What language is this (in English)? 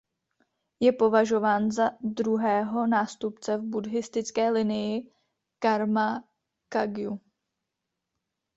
Czech